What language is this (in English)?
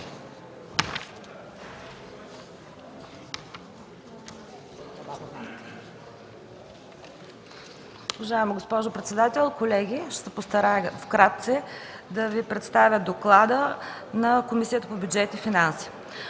Bulgarian